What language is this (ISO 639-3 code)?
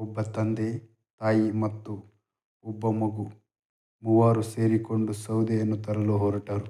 kan